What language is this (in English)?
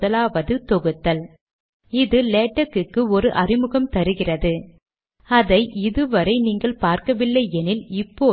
Tamil